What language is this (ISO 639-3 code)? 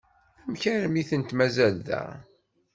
kab